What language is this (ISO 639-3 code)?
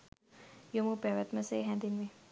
sin